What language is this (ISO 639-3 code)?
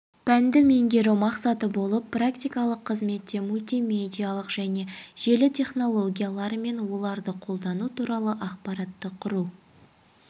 kaz